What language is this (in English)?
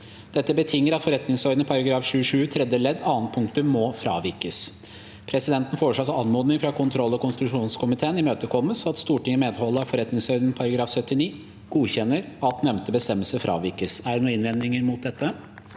Norwegian